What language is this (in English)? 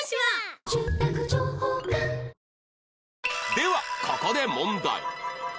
Japanese